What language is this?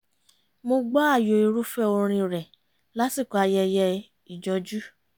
Yoruba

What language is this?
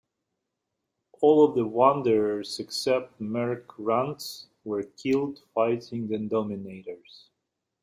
English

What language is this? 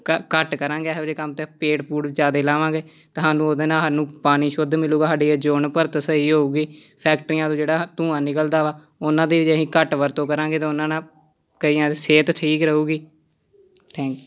Punjabi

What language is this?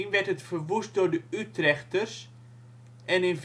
Dutch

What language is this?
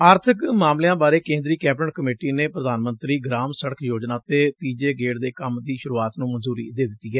Punjabi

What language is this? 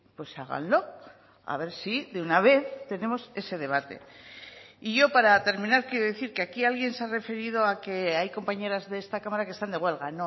Spanish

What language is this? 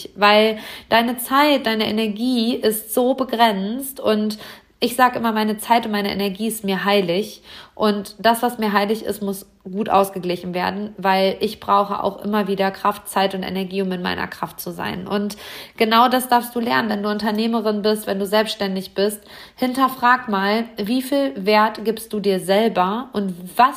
German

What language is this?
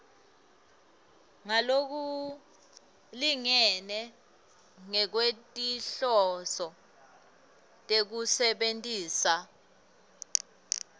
Swati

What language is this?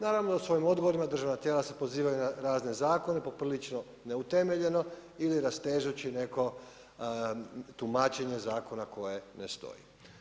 Croatian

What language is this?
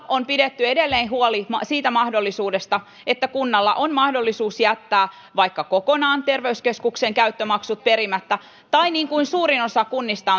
Finnish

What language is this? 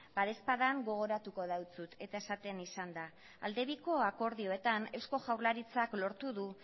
Basque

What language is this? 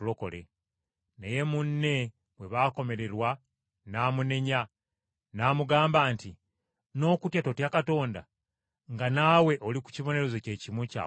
Ganda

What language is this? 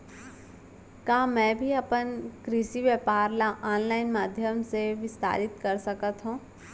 Chhattisgarhi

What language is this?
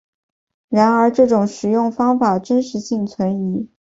Chinese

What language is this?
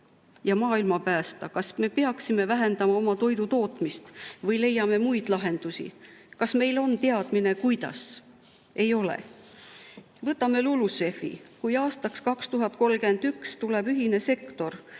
Estonian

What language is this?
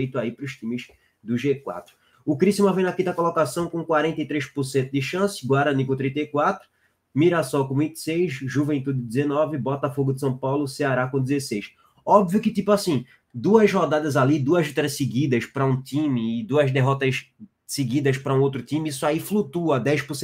Portuguese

